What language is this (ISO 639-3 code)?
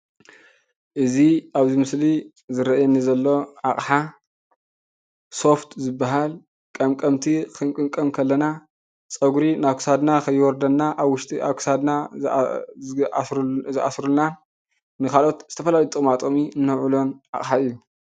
tir